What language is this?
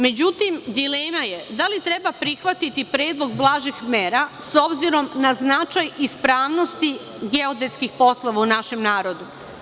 Serbian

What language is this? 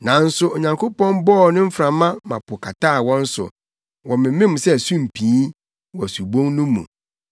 Akan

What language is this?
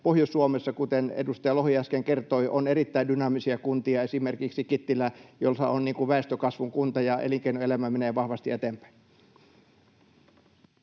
Finnish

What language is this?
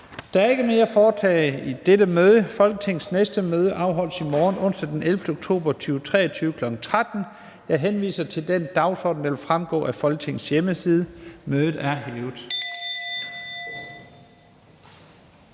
Danish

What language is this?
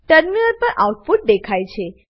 Gujarati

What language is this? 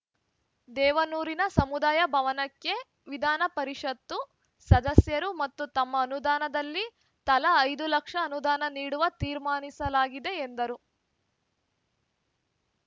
Kannada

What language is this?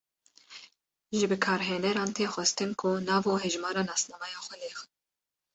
Kurdish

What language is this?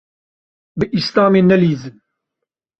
Kurdish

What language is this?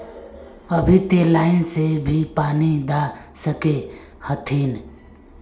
Magahi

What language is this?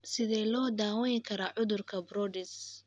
Somali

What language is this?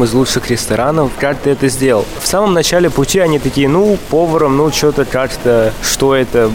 Russian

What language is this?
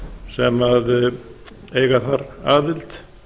Icelandic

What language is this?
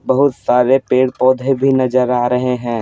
Hindi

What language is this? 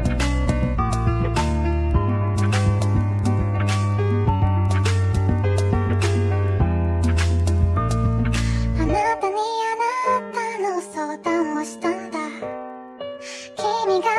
Japanese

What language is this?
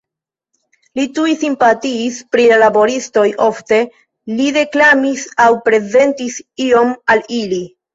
Esperanto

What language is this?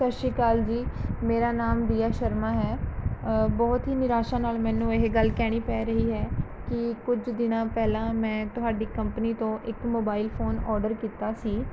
Punjabi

